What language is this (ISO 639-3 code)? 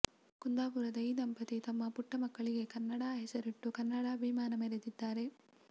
kan